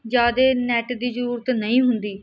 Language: Punjabi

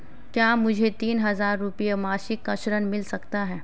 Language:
Hindi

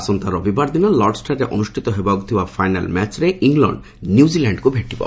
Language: Odia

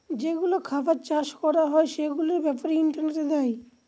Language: Bangla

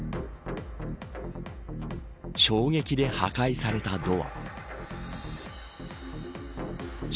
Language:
Japanese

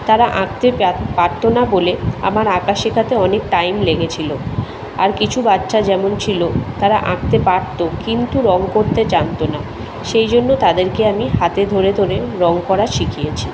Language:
Bangla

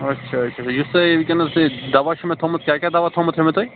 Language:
Kashmiri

